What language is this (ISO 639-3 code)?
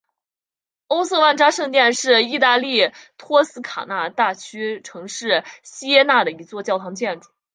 zho